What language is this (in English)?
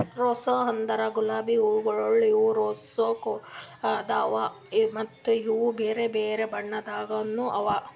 Kannada